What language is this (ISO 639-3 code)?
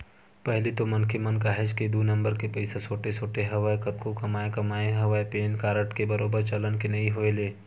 hne